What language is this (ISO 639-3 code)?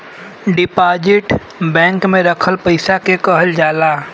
bho